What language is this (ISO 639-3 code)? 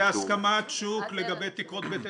heb